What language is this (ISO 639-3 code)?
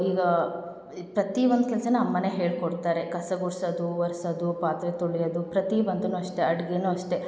kan